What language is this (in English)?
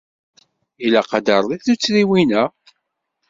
Kabyle